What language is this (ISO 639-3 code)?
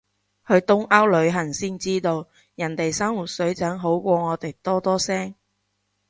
yue